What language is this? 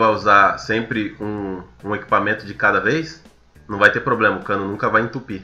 Portuguese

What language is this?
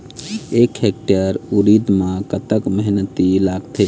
Chhattisgarhi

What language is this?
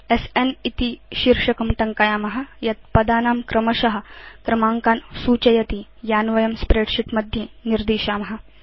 Sanskrit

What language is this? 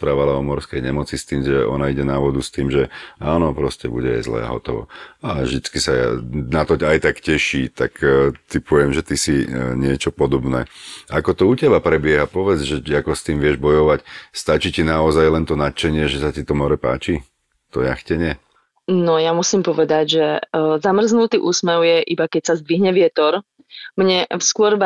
Slovak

